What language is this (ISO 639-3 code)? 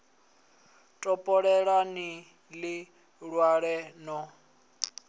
ven